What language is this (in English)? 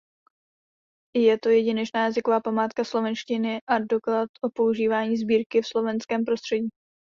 Czech